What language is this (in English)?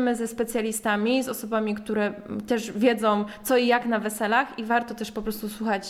Polish